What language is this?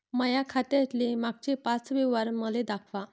Marathi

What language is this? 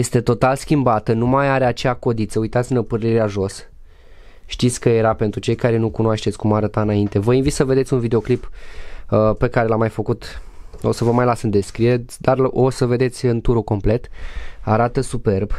Romanian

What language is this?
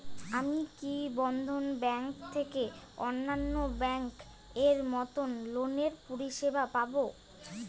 Bangla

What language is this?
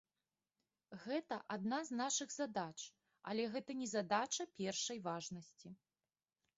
Belarusian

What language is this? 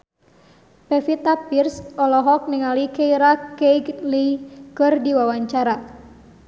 Sundanese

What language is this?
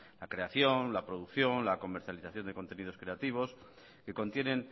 Spanish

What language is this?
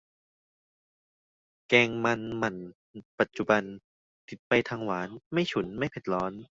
Thai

